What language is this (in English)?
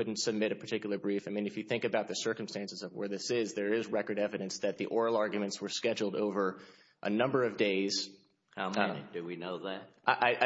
English